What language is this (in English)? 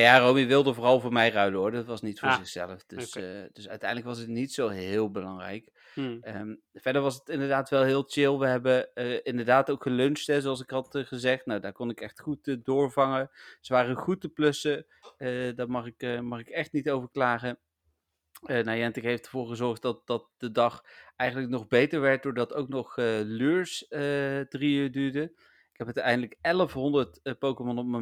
Dutch